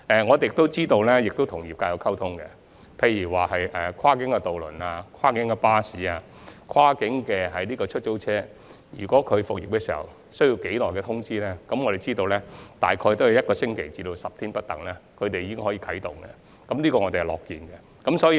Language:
Cantonese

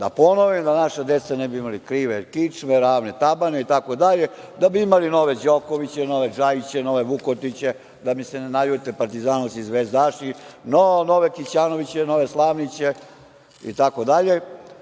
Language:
Serbian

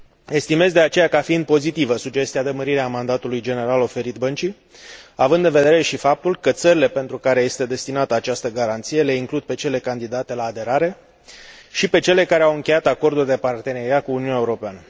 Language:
Romanian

